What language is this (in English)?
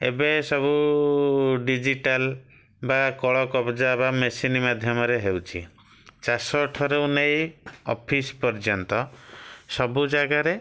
Odia